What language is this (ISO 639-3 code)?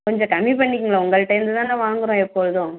tam